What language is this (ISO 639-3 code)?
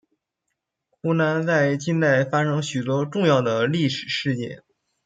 zho